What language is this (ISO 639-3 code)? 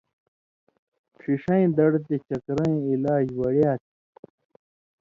mvy